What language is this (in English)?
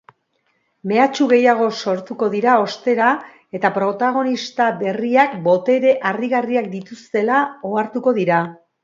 Basque